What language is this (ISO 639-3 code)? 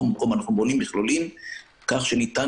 heb